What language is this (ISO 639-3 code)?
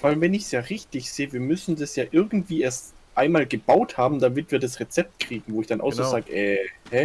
deu